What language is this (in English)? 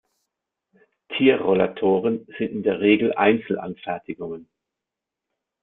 German